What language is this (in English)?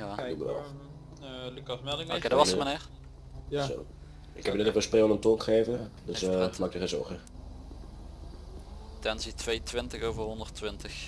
Dutch